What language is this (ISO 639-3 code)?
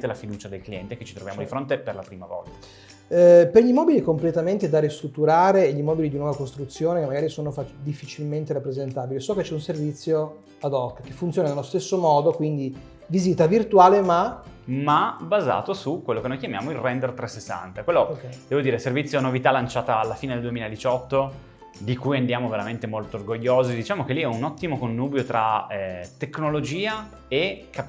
ita